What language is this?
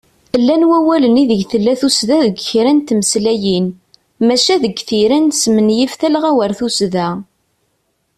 Kabyle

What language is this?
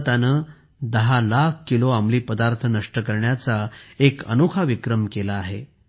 Marathi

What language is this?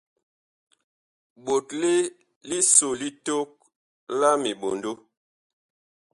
Bakoko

